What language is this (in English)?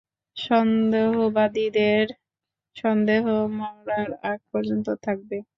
Bangla